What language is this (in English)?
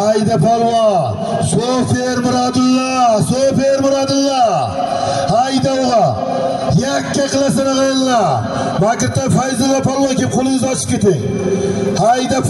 Arabic